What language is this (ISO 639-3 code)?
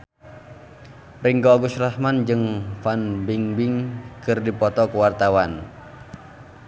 sun